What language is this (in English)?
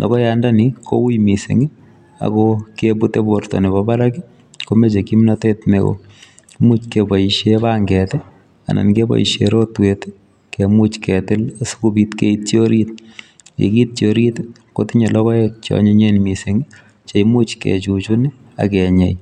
Kalenjin